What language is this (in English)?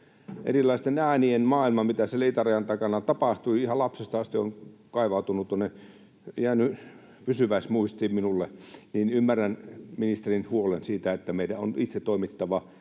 Finnish